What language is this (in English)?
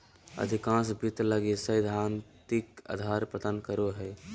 Magahi